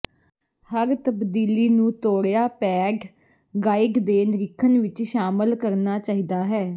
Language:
Punjabi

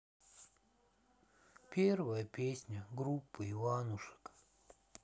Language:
Russian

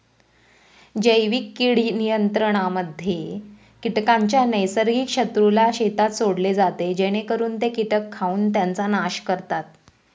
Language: Marathi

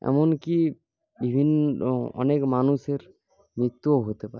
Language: Bangla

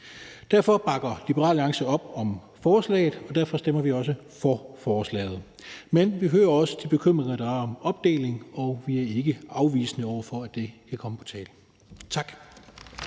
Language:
Danish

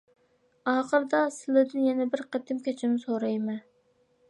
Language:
Uyghur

